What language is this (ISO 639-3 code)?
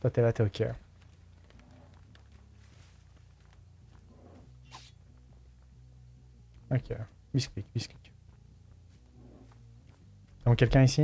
fra